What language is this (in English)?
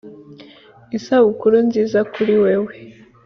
Kinyarwanda